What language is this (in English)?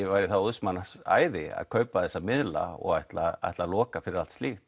Icelandic